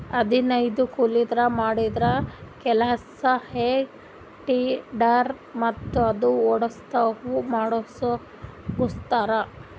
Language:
Kannada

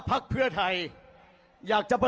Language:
Thai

